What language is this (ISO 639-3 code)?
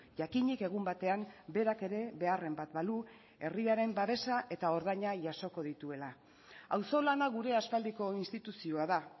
eus